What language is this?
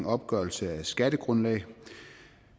Danish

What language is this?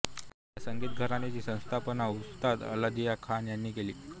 Marathi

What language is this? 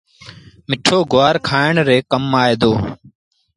Sindhi Bhil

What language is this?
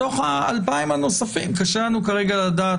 Hebrew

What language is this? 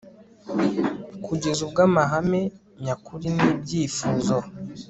Kinyarwanda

